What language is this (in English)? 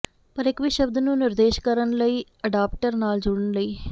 Punjabi